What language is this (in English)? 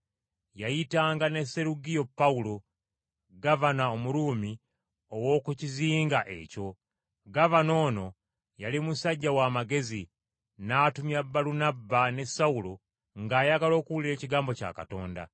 Ganda